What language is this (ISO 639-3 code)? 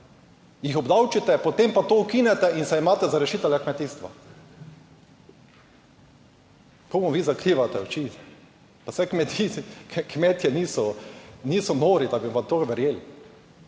slv